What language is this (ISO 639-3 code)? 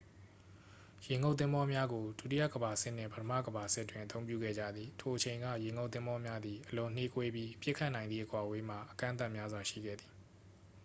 mya